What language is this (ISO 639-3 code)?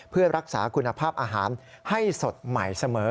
tha